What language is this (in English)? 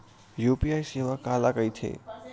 Chhattisgarhi